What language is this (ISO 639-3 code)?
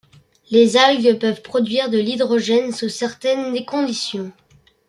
fra